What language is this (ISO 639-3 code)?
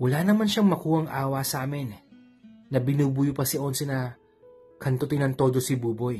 fil